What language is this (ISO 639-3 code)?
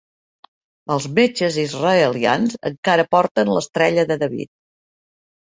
cat